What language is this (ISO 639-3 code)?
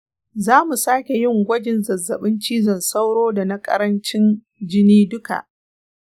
hau